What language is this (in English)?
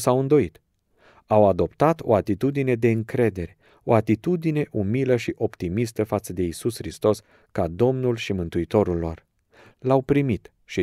Romanian